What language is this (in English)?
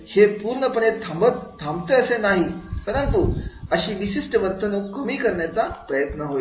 Marathi